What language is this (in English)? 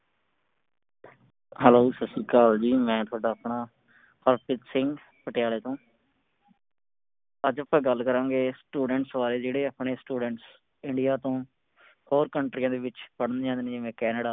Punjabi